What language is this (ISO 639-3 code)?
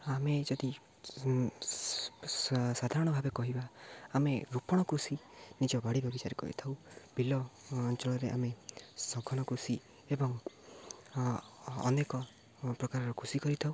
ori